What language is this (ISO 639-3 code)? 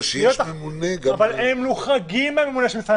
heb